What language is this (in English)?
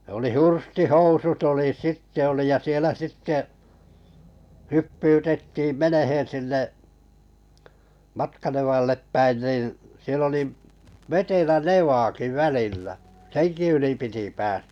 Finnish